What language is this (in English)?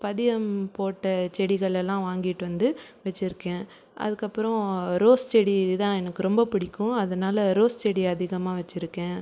Tamil